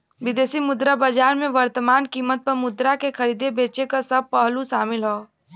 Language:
Bhojpuri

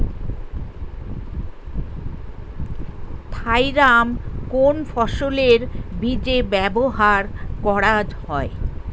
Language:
Bangla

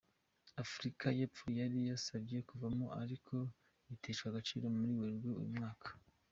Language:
Kinyarwanda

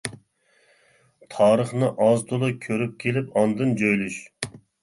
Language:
Uyghur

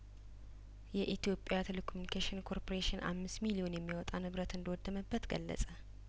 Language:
Amharic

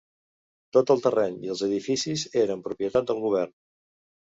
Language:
Catalan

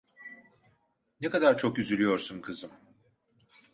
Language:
Turkish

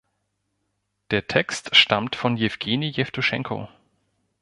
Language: German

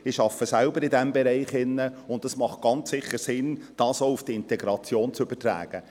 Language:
Swiss German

